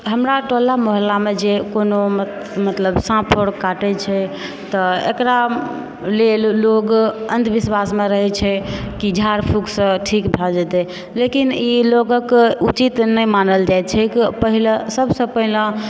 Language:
Maithili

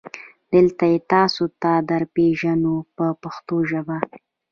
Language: Pashto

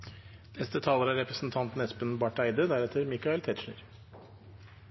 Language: Norwegian Nynorsk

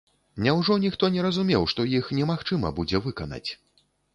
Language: Belarusian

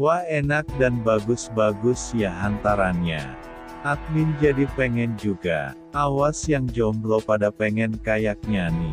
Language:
Indonesian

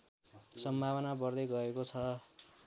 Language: Nepali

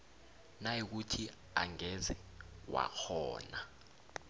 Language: South Ndebele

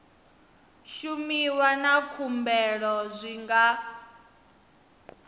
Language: Venda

